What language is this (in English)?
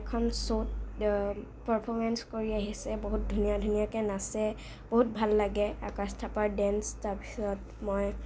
Assamese